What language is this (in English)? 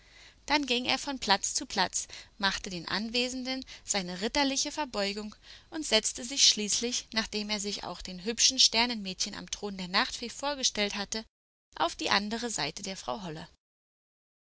German